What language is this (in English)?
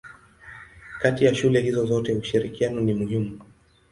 Swahili